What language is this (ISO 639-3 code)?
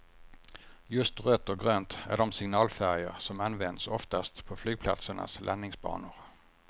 swe